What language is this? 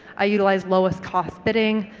English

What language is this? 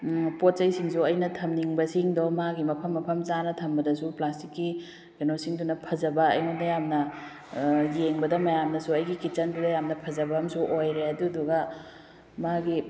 Manipuri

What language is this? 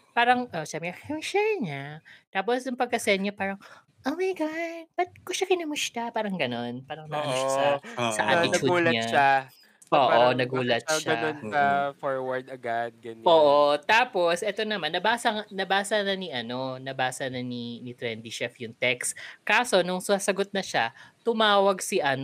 Filipino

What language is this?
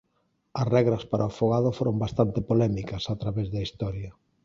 Galician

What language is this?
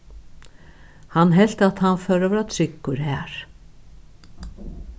Faroese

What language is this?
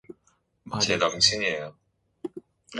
Korean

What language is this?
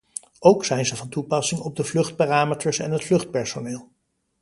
Dutch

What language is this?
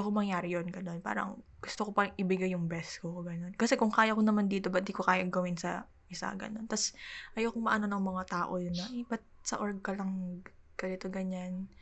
Filipino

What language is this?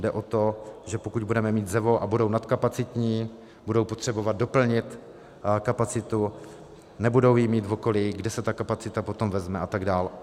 Czech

